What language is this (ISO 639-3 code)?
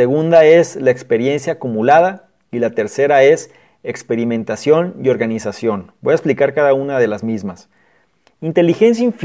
spa